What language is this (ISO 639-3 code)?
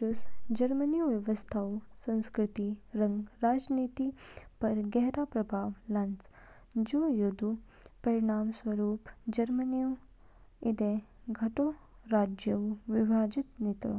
kfk